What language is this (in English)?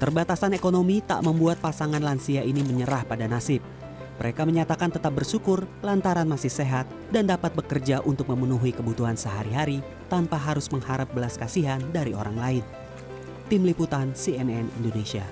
Indonesian